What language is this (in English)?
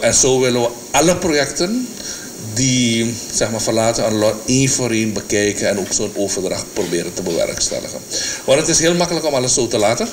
Dutch